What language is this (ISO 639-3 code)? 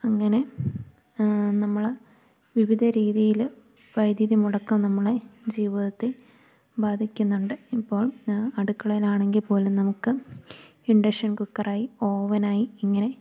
mal